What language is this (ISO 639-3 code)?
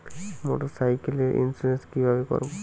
ben